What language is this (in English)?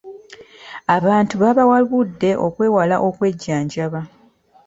Ganda